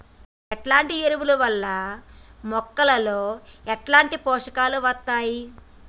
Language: Telugu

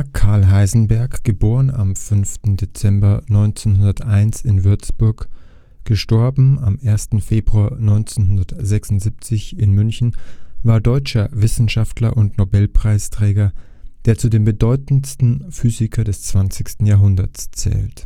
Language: German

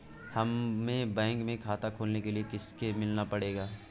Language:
Hindi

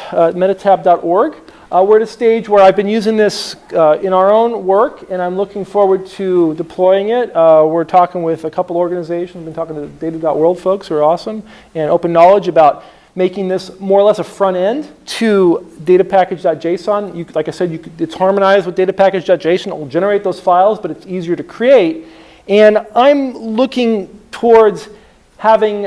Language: English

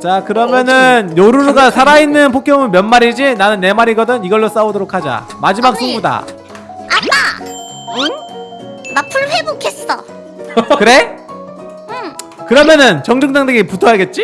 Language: Korean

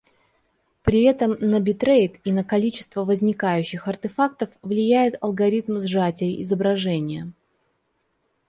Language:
Russian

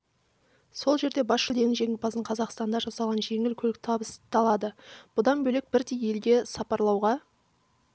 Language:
Kazakh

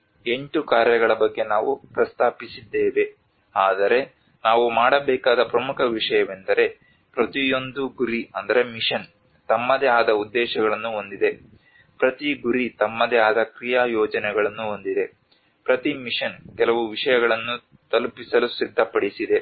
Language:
Kannada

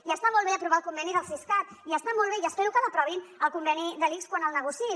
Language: Catalan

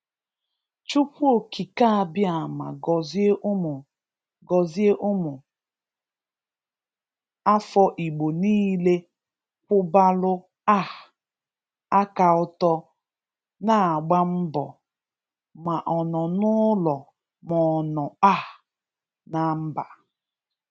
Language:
Igbo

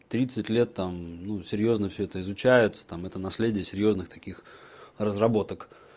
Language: Russian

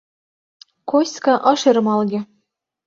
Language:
Mari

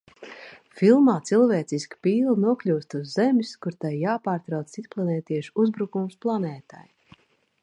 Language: Latvian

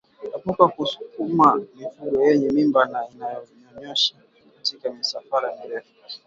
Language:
Swahili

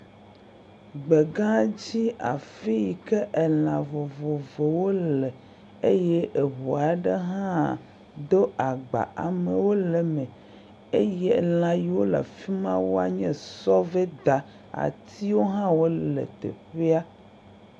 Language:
Ewe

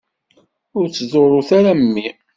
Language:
Kabyle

